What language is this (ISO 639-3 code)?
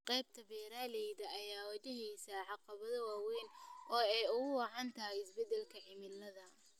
som